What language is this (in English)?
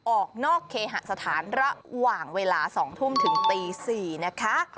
Thai